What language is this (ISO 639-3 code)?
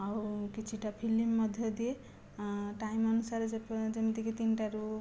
ori